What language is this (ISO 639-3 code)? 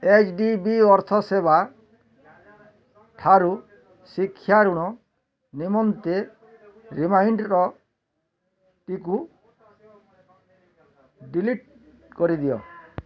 ori